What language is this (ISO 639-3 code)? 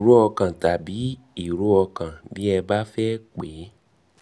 yor